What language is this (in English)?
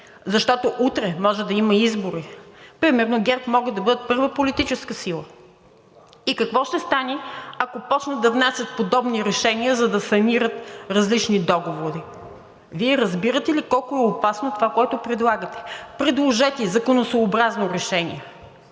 Bulgarian